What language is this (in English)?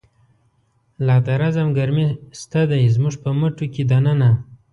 Pashto